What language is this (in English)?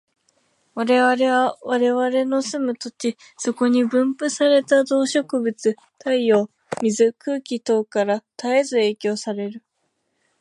Japanese